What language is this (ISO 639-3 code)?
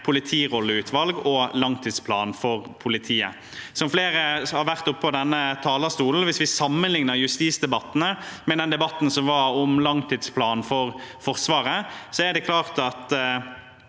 nor